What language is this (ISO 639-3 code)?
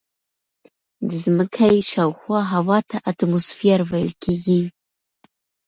pus